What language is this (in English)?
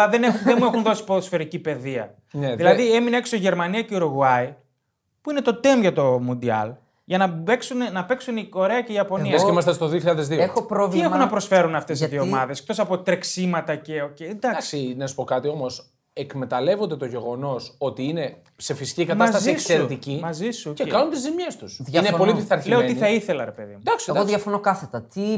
Greek